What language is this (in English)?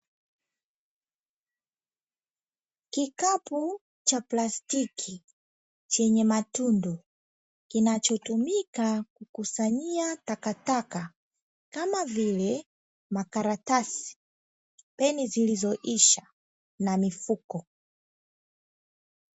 Swahili